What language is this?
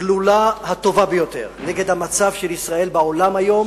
Hebrew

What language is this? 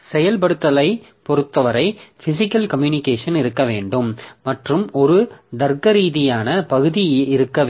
Tamil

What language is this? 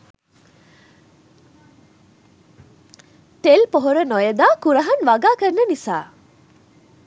Sinhala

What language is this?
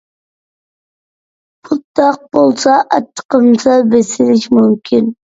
Uyghur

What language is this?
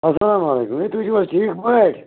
Kashmiri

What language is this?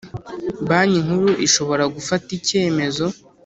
Kinyarwanda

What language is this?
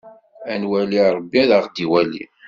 Kabyle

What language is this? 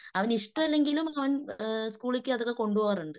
Malayalam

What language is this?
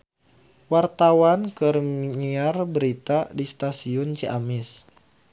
Sundanese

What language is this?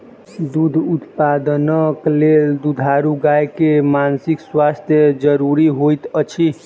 Maithili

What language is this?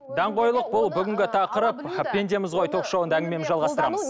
Kazakh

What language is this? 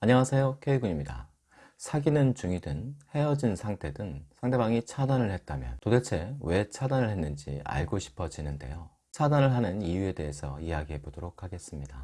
Korean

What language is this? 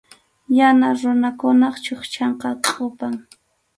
Arequipa-La Unión Quechua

